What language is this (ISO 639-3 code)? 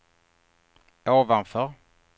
swe